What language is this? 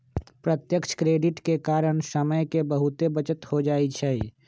Magahi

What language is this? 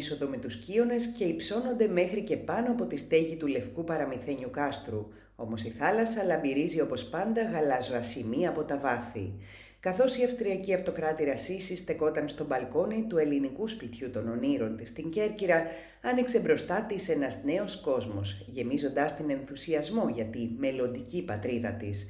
Greek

